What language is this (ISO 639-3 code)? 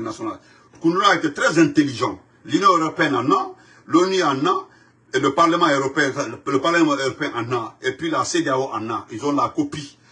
fra